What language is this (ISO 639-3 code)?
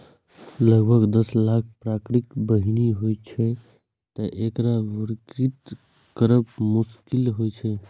mai